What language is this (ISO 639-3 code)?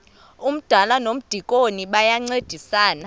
xho